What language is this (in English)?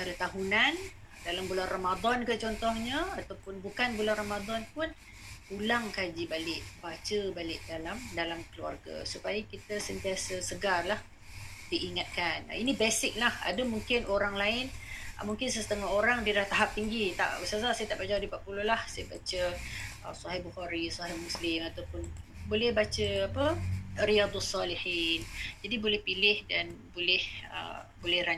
Malay